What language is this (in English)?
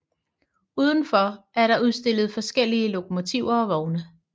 Danish